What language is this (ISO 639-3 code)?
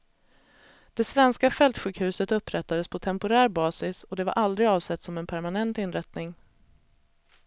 swe